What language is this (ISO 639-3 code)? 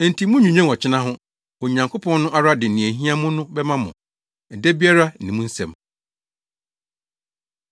aka